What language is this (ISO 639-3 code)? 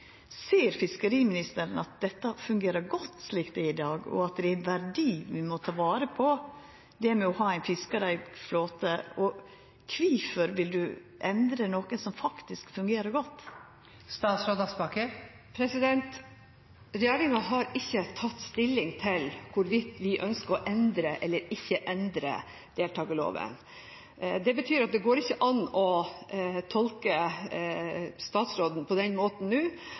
nor